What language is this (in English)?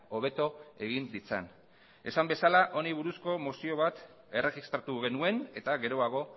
Basque